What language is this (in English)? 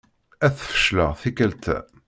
Kabyle